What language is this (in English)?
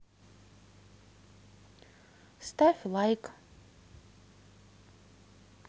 Russian